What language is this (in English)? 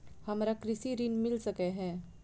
Maithili